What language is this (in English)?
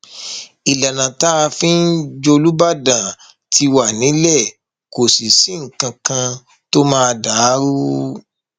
Yoruba